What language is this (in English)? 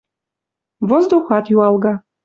Western Mari